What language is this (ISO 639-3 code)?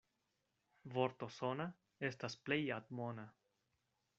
epo